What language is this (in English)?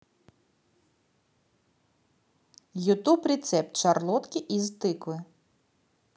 Russian